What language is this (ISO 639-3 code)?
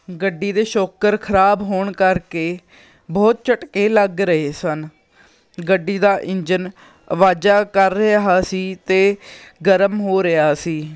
pan